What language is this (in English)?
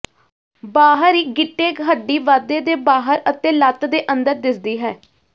Punjabi